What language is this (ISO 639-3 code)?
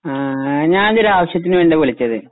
mal